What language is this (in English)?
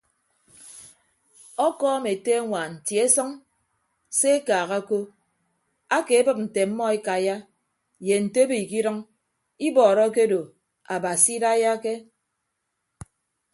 Ibibio